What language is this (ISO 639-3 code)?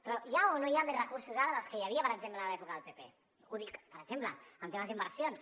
cat